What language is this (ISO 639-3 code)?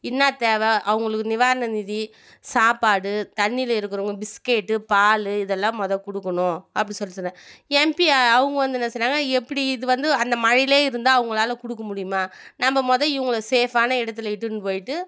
tam